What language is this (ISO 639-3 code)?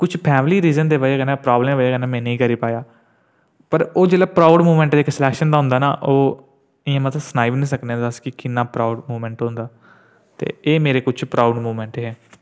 doi